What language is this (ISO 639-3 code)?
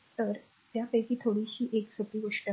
mar